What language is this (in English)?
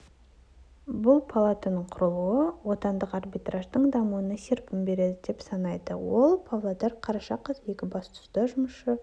Kazakh